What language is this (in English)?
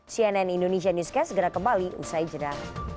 Indonesian